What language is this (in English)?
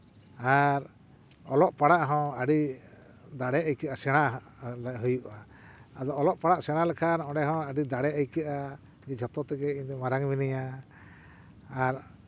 Santali